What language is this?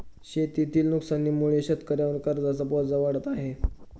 Marathi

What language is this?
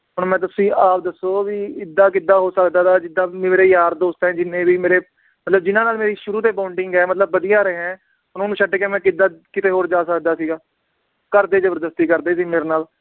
Punjabi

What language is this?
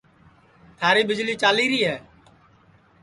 Sansi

